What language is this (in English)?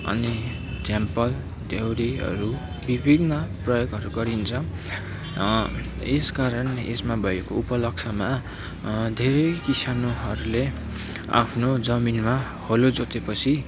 Nepali